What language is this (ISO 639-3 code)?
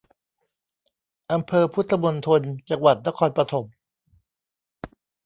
tha